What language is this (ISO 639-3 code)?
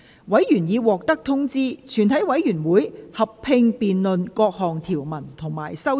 yue